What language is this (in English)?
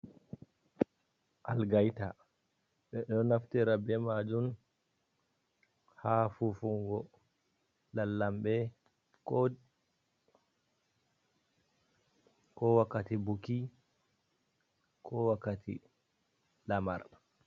Fula